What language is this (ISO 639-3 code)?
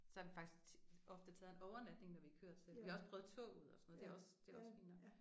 dan